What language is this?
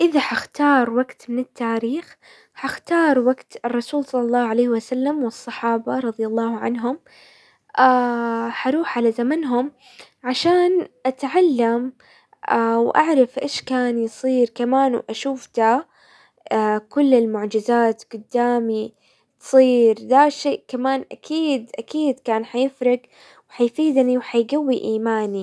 Hijazi Arabic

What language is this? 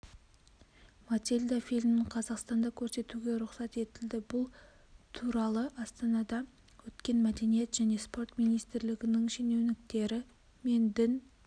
Kazakh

